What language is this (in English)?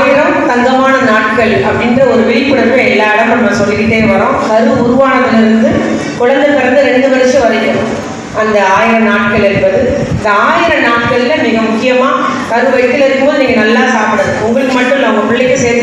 Romanian